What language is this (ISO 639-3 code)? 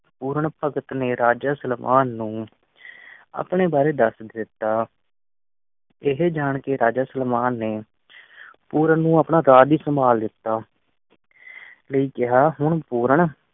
pan